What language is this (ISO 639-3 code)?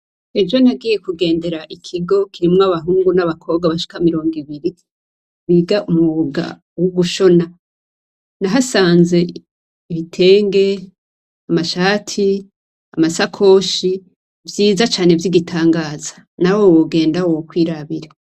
run